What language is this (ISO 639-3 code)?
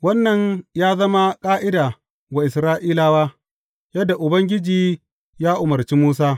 hau